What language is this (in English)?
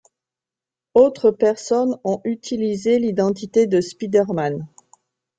French